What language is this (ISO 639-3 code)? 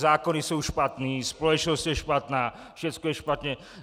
ces